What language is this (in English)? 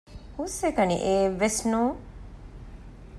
Divehi